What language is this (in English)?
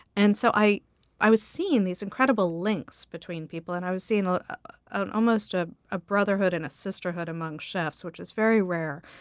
English